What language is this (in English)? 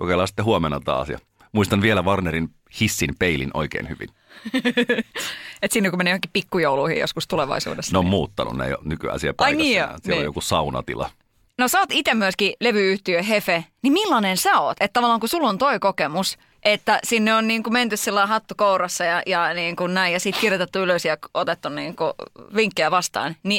Finnish